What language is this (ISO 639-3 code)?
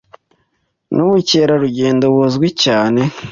kin